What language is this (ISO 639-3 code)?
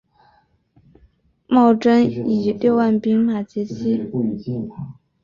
zho